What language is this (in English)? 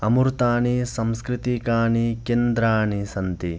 Sanskrit